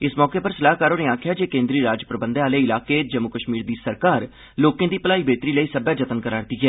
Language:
Dogri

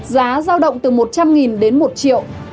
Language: Vietnamese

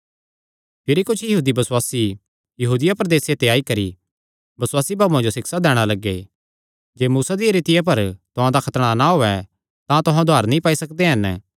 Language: Kangri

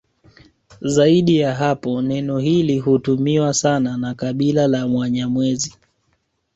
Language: Swahili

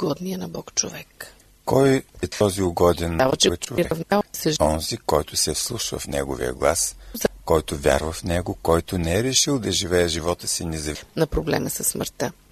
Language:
Bulgarian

